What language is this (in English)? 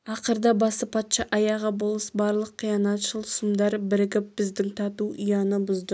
Kazakh